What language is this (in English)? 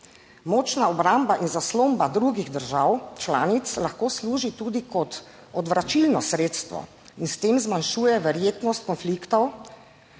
Slovenian